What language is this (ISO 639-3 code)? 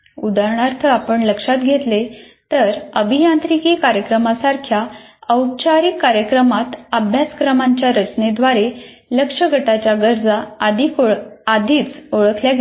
mar